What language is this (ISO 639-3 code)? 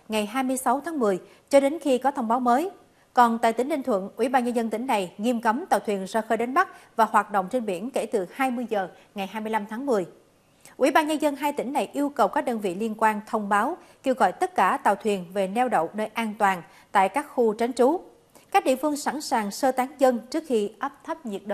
vie